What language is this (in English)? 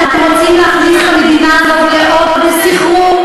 Hebrew